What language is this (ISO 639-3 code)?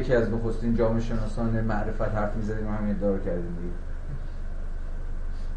fas